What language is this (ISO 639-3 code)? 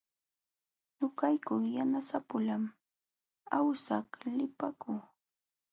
qxw